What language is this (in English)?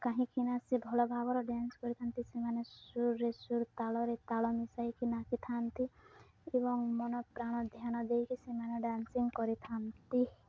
Odia